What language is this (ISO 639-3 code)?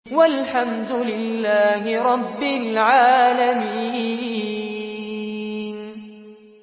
ara